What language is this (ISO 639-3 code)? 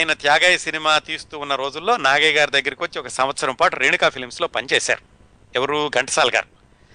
tel